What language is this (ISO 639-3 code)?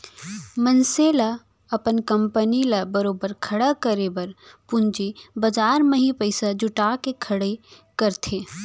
hne